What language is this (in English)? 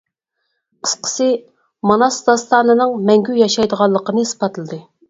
Uyghur